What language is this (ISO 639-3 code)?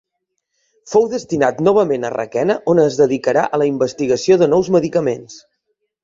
cat